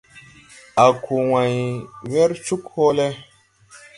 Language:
Tupuri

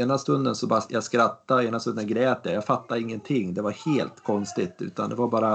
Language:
Swedish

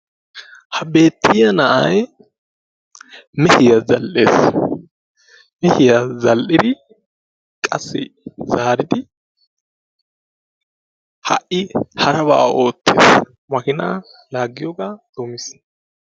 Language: Wolaytta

